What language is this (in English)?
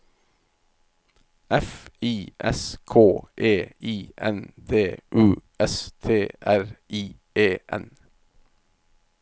Norwegian